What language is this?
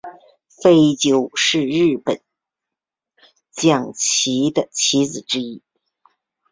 Chinese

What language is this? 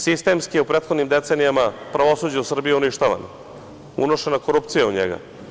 Serbian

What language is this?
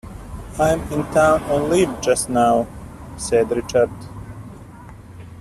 English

